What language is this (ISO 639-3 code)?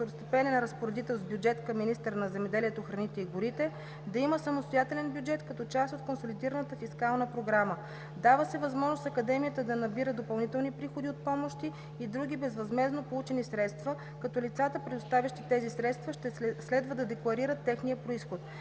bul